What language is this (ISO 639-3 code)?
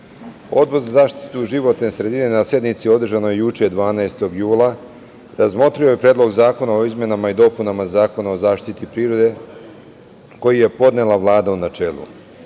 srp